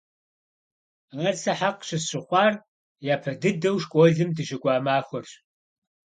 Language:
Kabardian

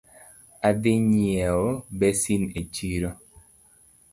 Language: Luo (Kenya and Tanzania)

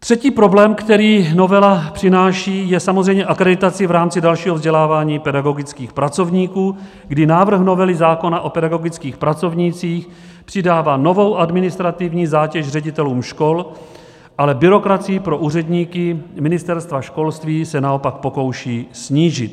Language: Czech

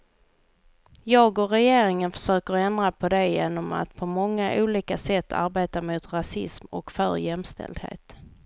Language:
Swedish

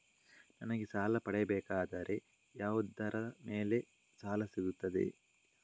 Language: Kannada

